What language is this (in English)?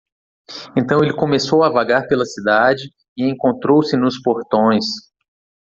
Portuguese